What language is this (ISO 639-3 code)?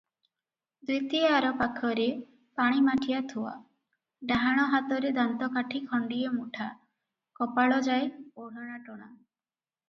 ori